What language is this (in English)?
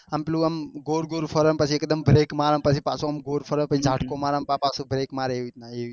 Gujarati